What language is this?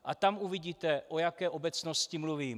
Czech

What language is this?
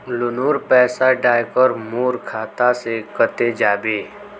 Magahi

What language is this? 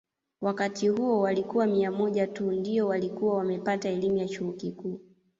Swahili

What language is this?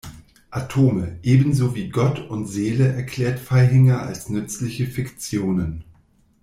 German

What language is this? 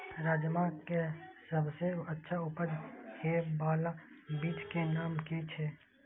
Maithili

